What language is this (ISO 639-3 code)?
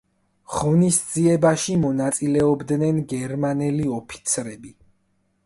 kat